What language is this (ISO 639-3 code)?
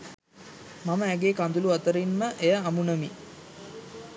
sin